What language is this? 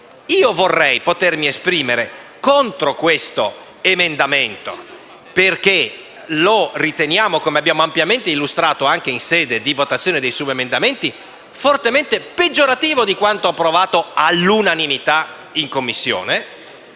Italian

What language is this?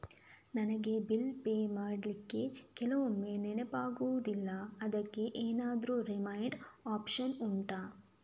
Kannada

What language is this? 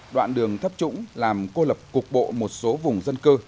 Vietnamese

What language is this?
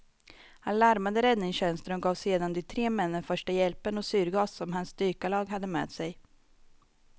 Swedish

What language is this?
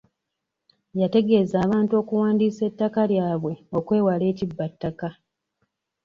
Ganda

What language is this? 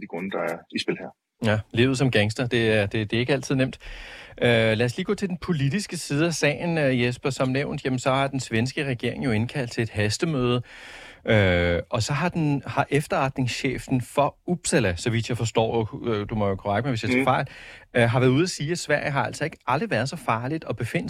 Danish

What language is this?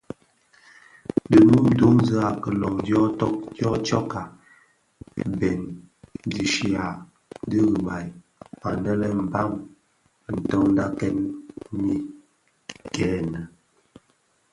Bafia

